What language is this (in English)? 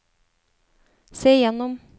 Norwegian